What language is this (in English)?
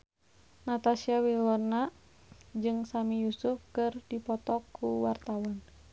Sundanese